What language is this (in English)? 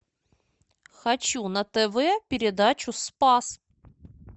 Russian